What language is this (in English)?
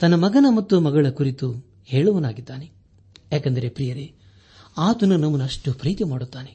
Kannada